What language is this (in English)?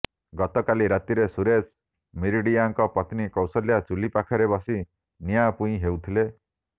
Odia